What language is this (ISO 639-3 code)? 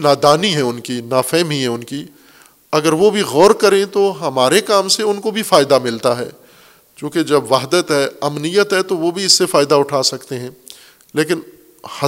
urd